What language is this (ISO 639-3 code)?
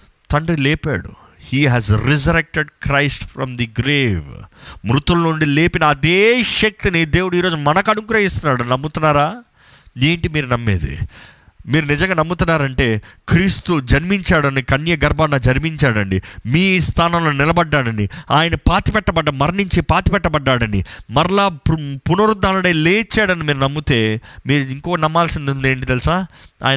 tel